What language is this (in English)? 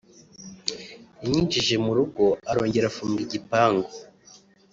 Kinyarwanda